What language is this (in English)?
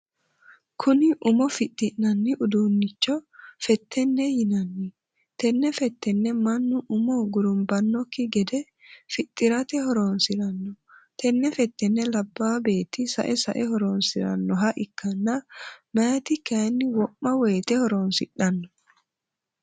Sidamo